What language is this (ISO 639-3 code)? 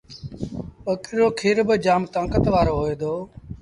sbn